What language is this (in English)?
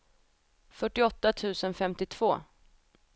Swedish